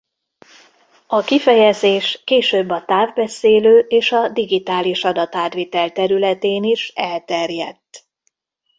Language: Hungarian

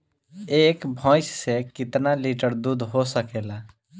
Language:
Bhojpuri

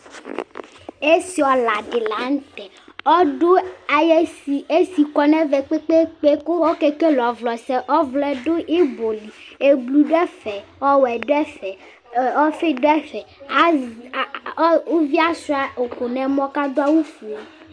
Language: Ikposo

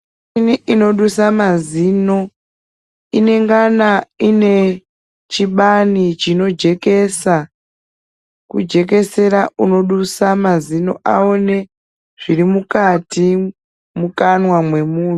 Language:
Ndau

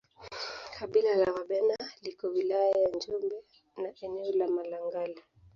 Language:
Swahili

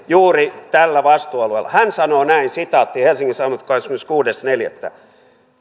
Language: Finnish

